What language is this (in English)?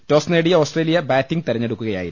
Malayalam